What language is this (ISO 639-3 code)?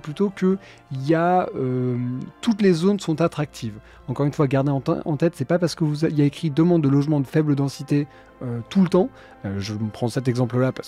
fra